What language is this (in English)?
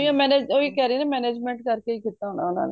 Punjabi